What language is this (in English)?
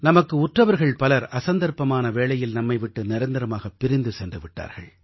Tamil